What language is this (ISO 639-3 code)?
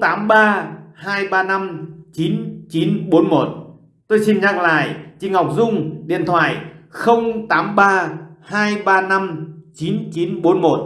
vie